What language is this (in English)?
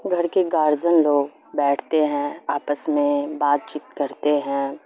Urdu